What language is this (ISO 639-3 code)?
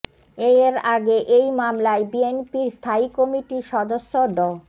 ben